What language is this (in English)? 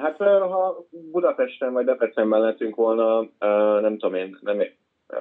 Hungarian